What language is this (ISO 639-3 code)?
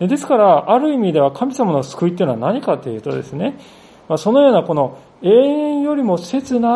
jpn